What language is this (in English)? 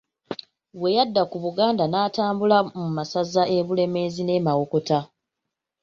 Ganda